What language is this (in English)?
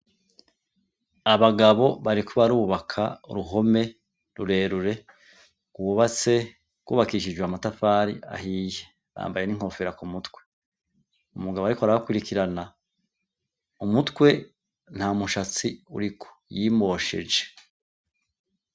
Rundi